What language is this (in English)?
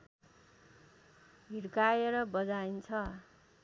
Nepali